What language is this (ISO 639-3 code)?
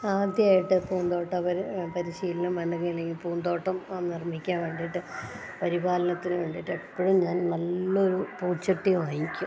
mal